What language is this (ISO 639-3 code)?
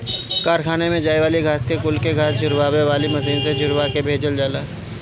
bho